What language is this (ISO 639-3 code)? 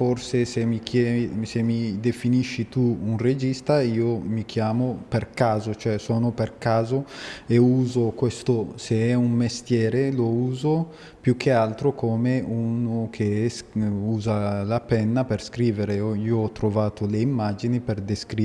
ita